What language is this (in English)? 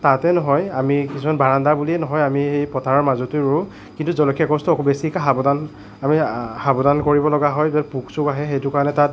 Assamese